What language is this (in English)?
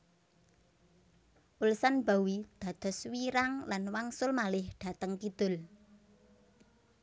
Javanese